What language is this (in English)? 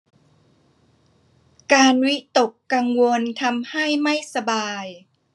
Thai